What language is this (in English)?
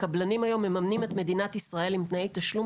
Hebrew